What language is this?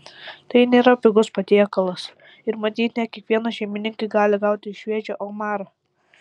Lithuanian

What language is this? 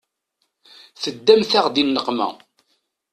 Kabyle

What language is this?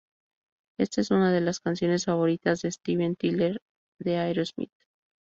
Spanish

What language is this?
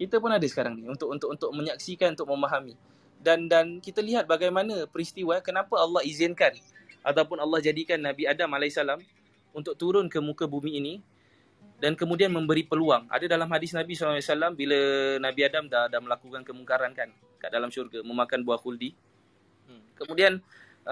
Malay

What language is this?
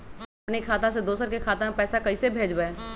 Magahi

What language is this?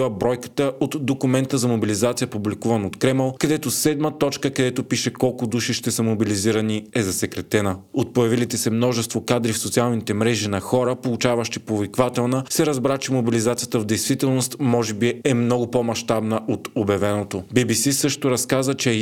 Bulgarian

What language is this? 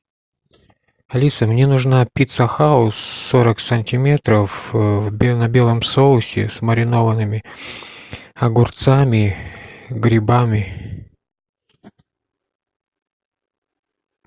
Russian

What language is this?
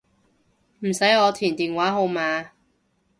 Cantonese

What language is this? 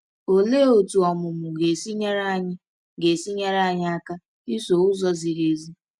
Igbo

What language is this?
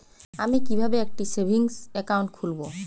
Bangla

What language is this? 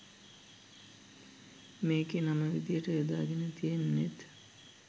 Sinhala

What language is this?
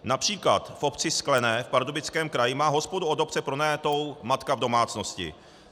Czech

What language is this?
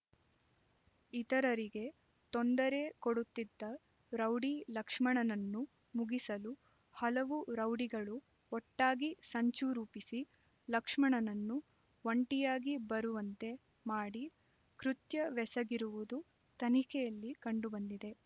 Kannada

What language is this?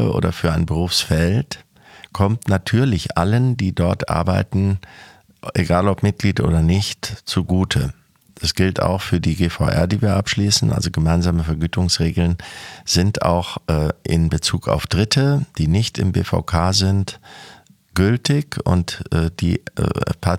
German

